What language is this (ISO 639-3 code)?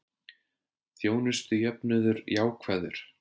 isl